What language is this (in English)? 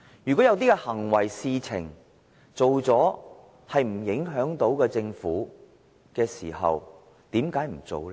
Cantonese